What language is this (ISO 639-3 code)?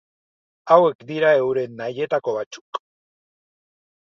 eus